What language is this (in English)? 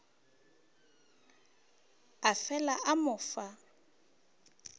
Northern Sotho